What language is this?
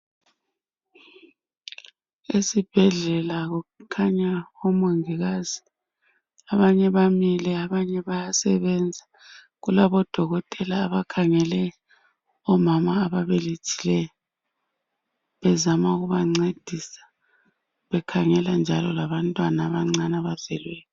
North Ndebele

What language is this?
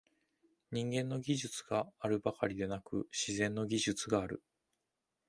Japanese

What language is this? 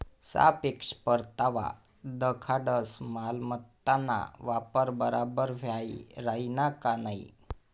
Marathi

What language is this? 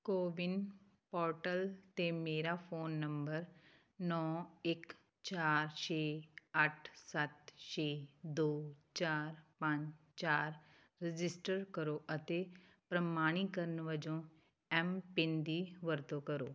Punjabi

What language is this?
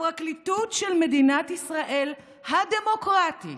Hebrew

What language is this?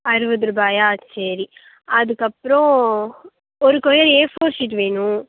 Tamil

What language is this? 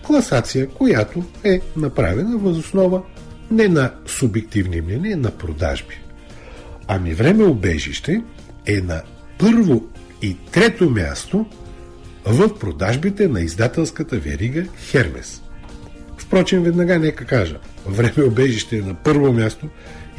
Bulgarian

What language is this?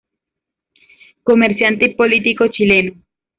Spanish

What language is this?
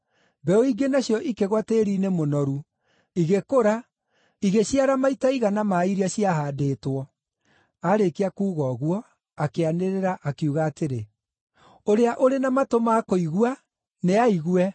Kikuyu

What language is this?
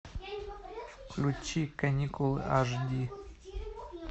Russian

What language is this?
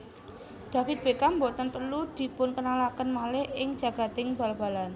Javanese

